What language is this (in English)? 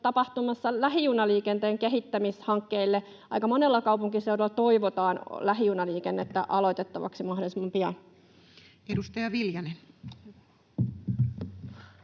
Finnish